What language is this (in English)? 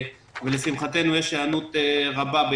Hebrew